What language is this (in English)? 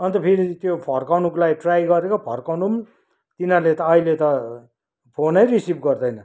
Nepali